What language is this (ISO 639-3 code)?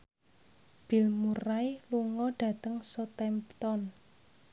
jav